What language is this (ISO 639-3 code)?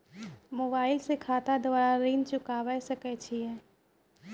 mai